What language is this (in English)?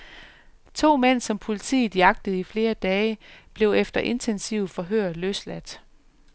Danish